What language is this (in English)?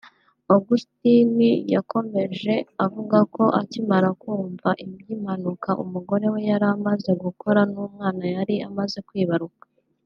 Kinyarwanda